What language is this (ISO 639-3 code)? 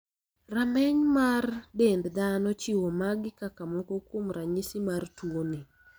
luo